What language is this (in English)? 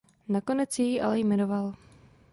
Czech